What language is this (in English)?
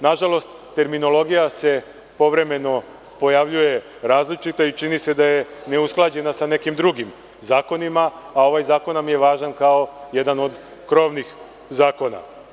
Serbian